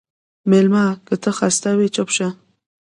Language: Pashto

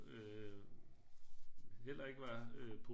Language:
Danish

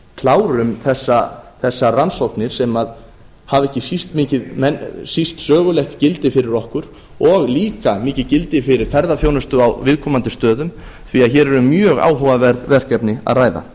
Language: Icelandic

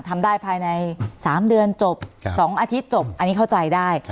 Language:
Thai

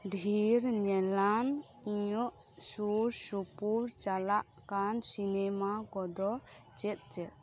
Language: Santali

